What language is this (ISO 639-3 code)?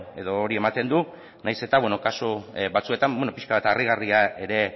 eus